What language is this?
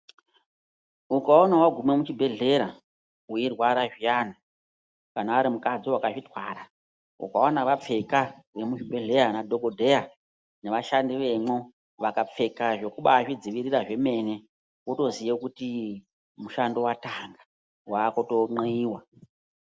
Ndau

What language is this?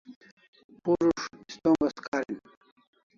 Kalasha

